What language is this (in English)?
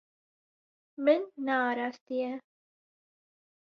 Kurdish